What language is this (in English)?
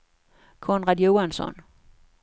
Swedish